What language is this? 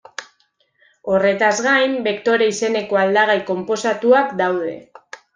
Basque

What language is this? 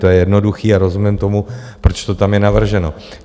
Czech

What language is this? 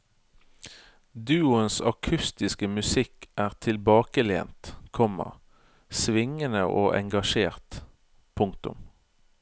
Norwegian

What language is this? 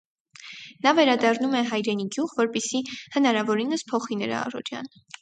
Armenian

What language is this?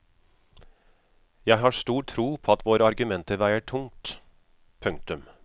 Norwegian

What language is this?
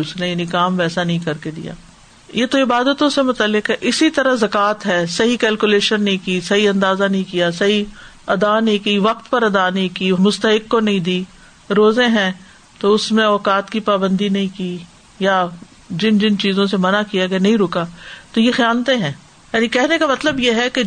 Urdu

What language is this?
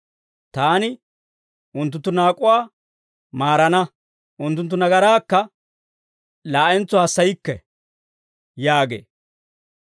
Dawro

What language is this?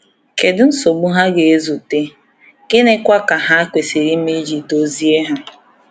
Igbo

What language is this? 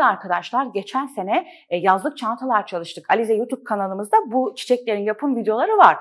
Turkish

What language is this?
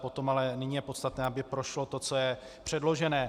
Czech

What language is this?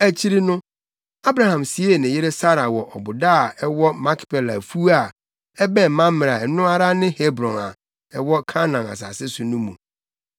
Akan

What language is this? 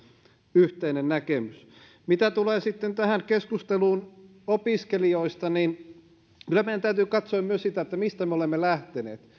Finnish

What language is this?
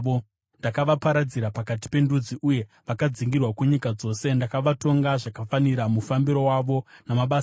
Shona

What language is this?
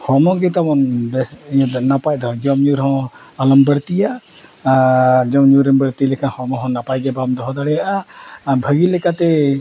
Santali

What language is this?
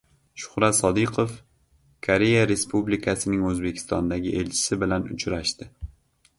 Uzbek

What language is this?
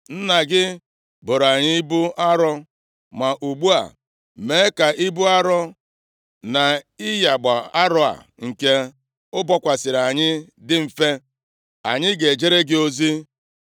Igbo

